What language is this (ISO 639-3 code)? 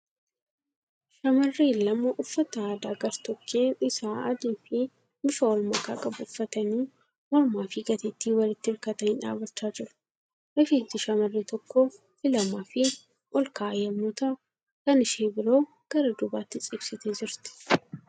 orm